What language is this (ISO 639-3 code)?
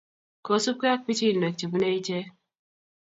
kln